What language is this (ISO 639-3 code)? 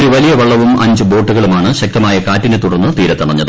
mal